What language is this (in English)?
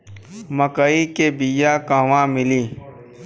Bhojpuri